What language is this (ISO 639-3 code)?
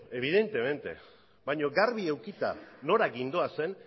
eus